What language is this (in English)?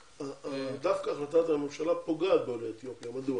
Hebrew